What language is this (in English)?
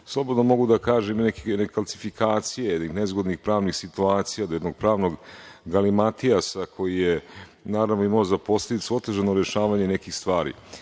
Serbian